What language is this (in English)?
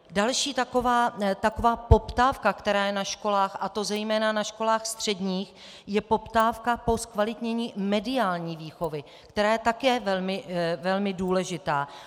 Czech